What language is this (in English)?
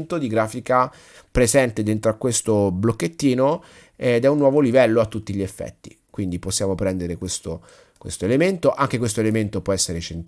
Italian